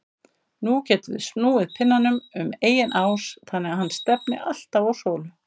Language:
Icelandic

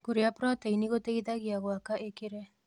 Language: Kikuyu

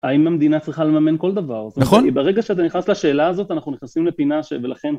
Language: Hebrew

